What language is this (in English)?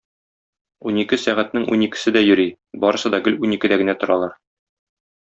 Tatar